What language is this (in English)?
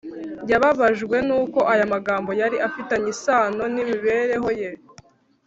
Kinyarwanda